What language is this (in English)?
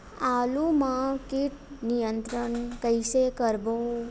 Chhattisgarhi